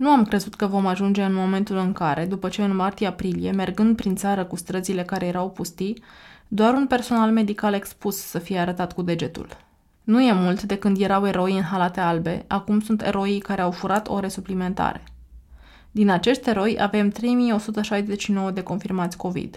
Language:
Romanian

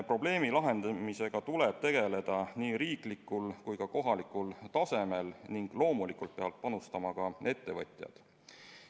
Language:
Estonian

